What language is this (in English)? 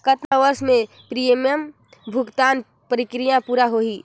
Chhattisgarhi